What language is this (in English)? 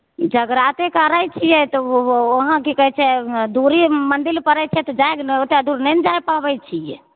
Maithili